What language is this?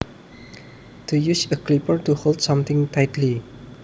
Javanese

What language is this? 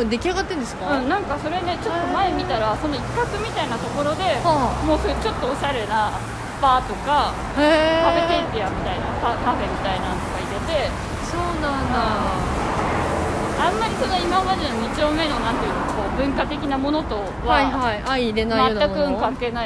Japanese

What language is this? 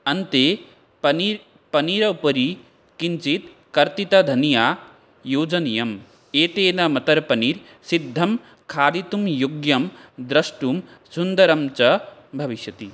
Sanskrit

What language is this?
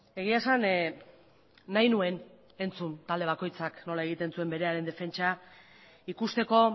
Basque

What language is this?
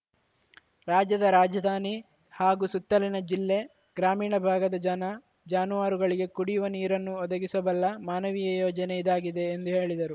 Kannada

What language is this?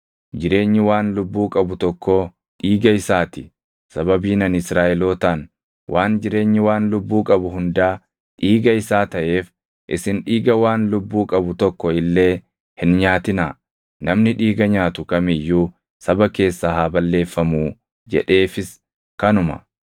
Oromo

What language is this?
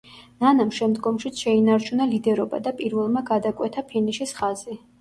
Georgian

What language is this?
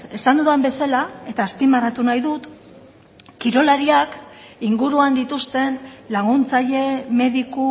Basque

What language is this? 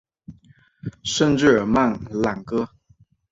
Chinese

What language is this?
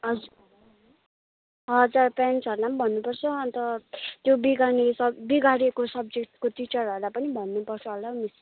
Nepali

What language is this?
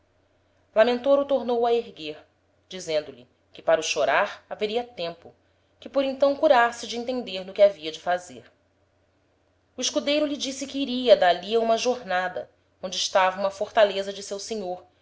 Portuguese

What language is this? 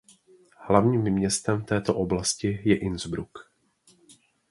Czech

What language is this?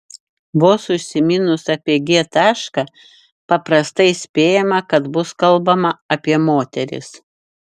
Lithuanian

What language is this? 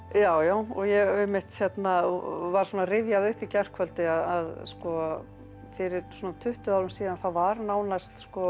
Icelandic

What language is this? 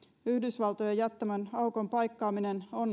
Finnish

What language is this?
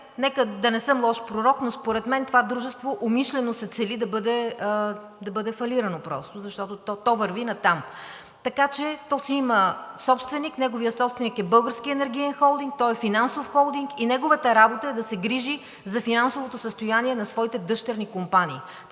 Bulgarian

